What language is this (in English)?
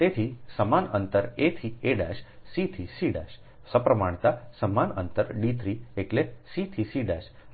Gujarati